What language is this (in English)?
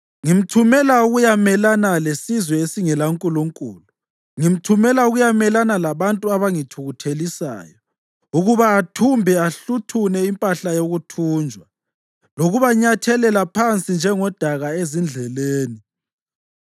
North Ndebele